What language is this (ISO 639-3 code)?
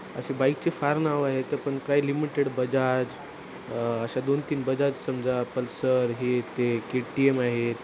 mar